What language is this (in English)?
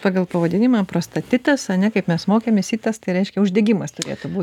Lithuanian